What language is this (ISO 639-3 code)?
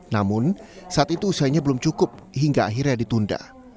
ind